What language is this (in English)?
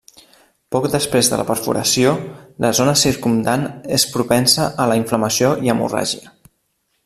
Catalan